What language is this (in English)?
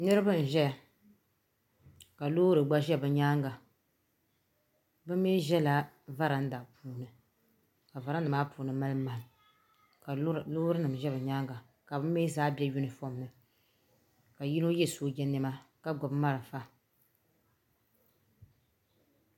Dagbani